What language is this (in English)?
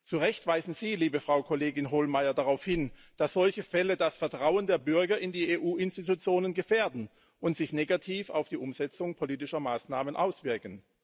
German